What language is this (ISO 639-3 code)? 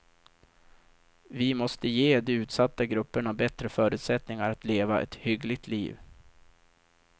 swe